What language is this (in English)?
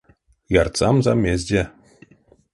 Erzya